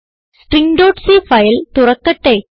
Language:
Malayalam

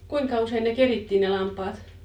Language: Finnish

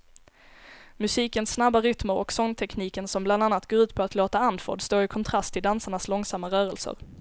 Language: Swedish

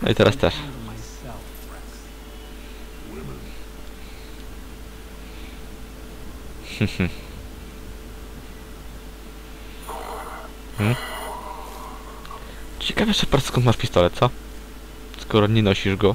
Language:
Polish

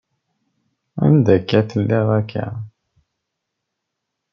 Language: Kabyle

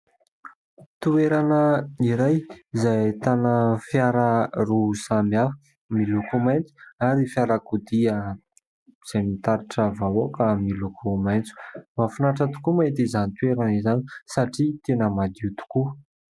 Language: Malagasy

